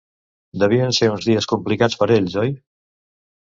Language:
Catalan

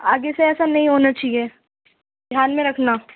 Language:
Urdu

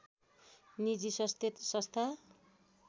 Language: Nepali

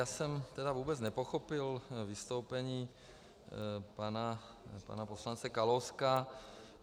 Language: Czech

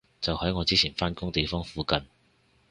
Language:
Cantonese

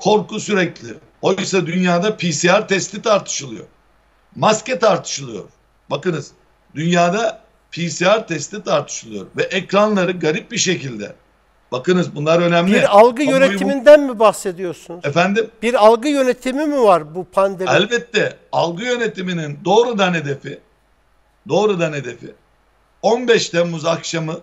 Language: Turkish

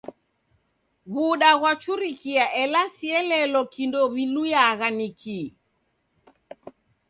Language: Taita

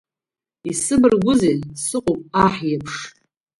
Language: Abkhazian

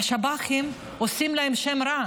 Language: Hebrew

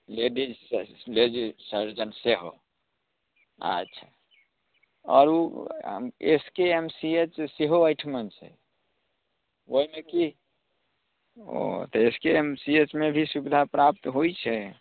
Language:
Maithili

